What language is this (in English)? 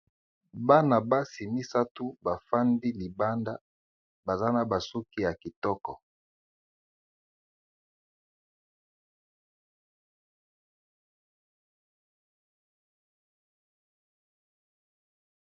Lingala